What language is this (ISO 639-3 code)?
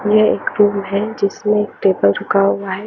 hin